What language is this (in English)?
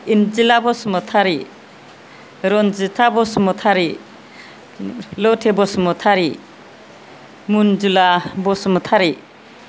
Bodo